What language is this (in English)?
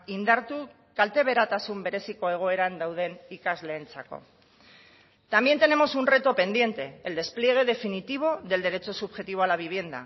Spanish